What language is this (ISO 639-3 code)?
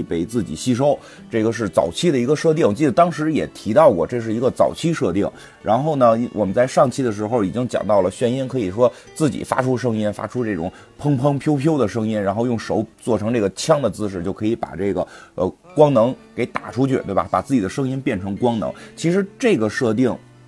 zho